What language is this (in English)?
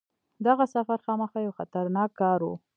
Pashto